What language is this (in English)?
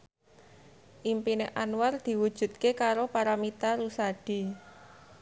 Javanese